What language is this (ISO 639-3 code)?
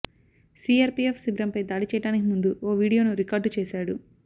tel